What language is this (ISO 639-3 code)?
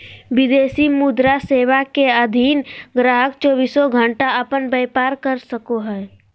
mag